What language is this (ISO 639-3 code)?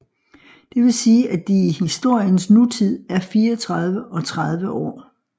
dan